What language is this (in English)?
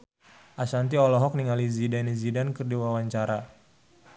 Sundanese